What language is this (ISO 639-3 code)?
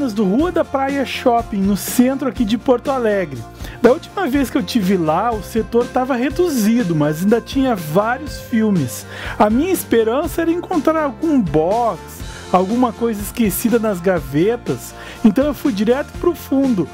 por